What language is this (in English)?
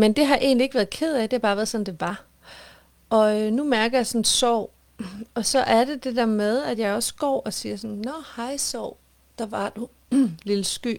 Danish